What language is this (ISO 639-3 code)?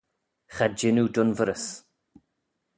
glv